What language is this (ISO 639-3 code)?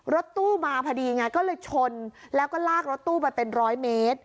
tha